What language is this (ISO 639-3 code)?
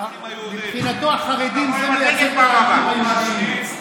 heb